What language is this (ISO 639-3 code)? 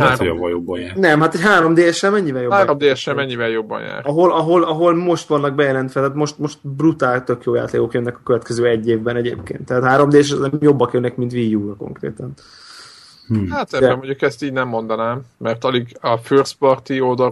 hun